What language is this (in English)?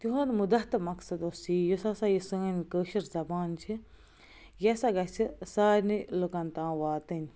Kashmiri